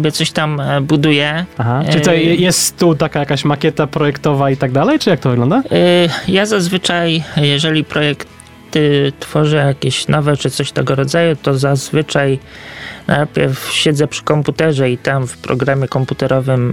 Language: Polish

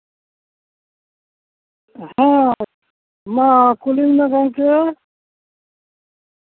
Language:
Santali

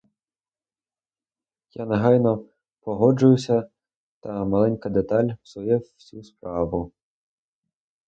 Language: Ukrainian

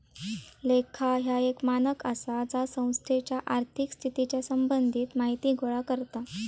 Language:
Marathi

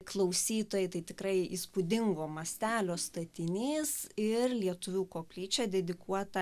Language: Lithuanian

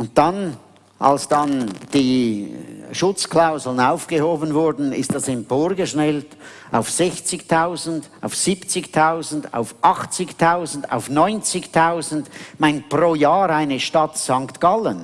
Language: German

